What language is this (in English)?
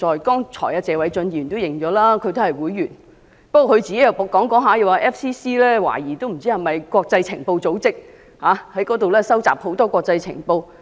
Cantonese